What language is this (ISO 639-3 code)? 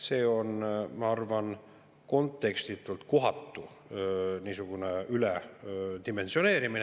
est